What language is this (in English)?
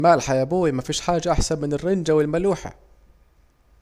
Saidi Arabic